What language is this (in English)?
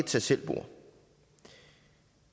Danish